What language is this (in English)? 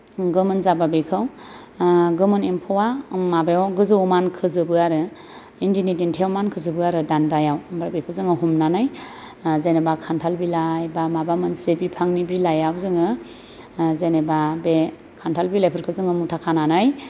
Bodo